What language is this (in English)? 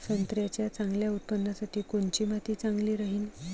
Marathi